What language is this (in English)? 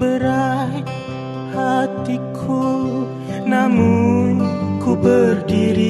Malay